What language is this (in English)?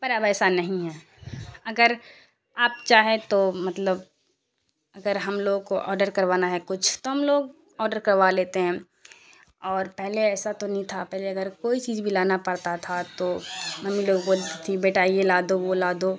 Urdu